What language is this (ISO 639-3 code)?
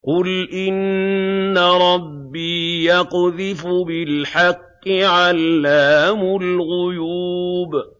ara